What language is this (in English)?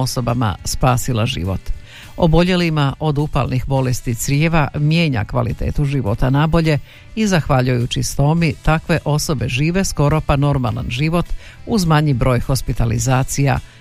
Croatian